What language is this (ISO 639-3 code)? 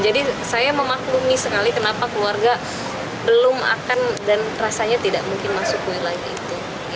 ind